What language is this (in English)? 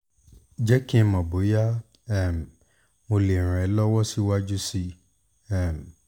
Yoruba